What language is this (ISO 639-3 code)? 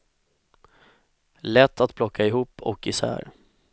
swe